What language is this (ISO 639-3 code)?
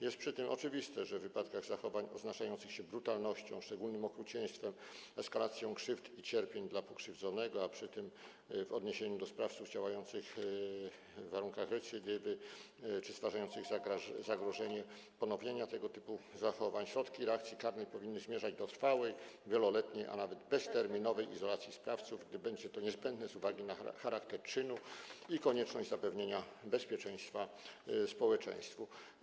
pol